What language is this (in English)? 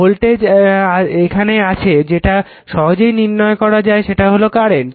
Bangla